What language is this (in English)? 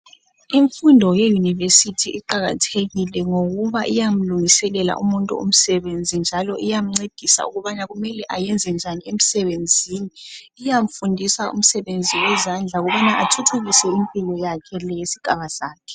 North Ndebele